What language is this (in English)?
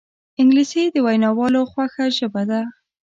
Pashto